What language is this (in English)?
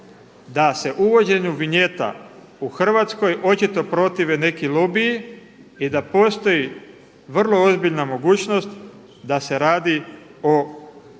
Croatian